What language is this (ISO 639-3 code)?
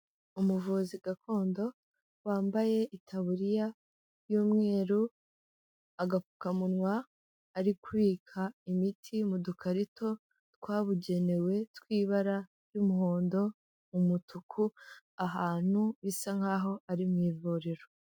kin